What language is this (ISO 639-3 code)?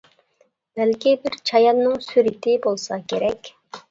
uig